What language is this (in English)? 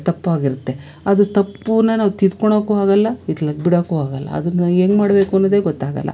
Kannada